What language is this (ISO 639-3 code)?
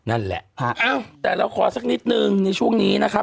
tha